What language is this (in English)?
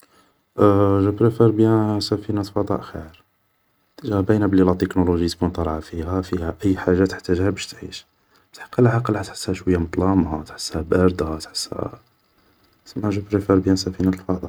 Algerian Arabic